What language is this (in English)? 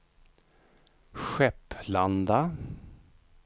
Swedish